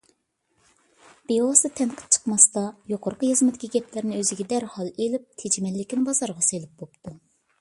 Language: Uyghur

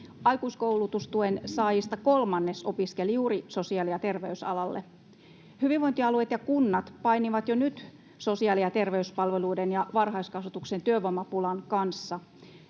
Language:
Finnish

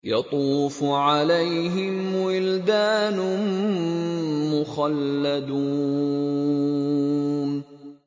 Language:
Arabic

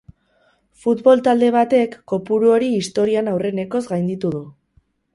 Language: Basque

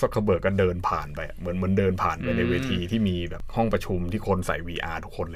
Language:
Thai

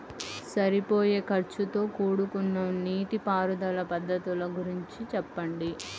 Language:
Telugu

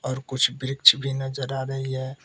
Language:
Hindi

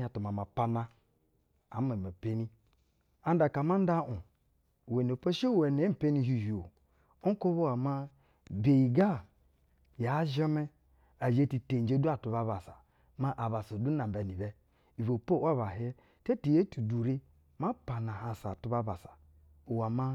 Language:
Basa (Nigeria)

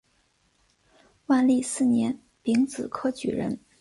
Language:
Chinese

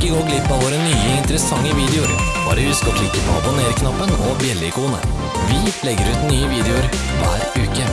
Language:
Norwegian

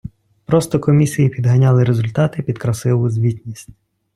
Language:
Ukrainian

